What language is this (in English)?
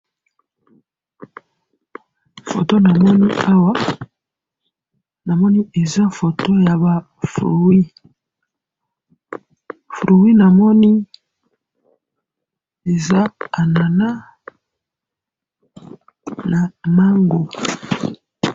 Lingala